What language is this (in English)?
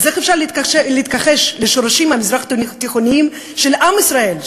Hebrew